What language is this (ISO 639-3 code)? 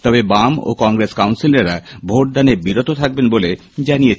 ben